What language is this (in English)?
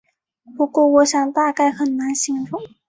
Chinese